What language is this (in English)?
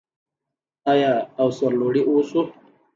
Pashto